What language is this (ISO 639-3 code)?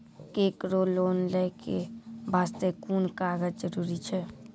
mai